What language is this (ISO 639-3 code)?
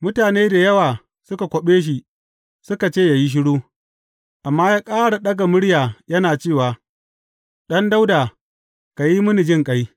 hau